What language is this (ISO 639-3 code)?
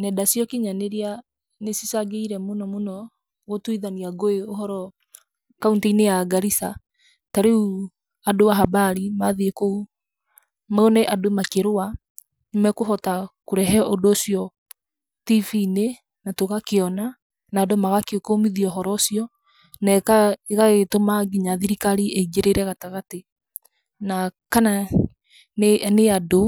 kik